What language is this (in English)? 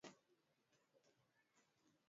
Swahili